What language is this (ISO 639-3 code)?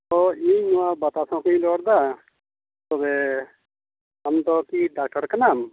sat